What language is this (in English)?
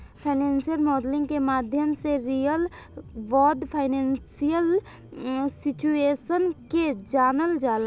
Bhojpuri